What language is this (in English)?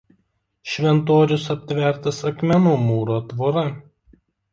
Lithuanian